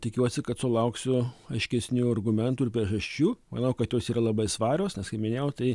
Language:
Lithuanian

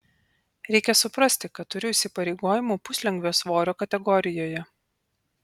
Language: Lithuanian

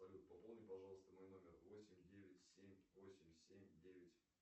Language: Russian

